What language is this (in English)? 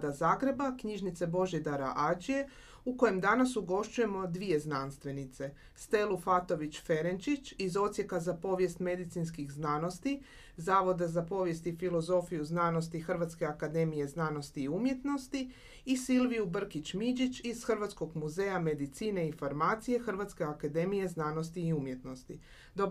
Croatian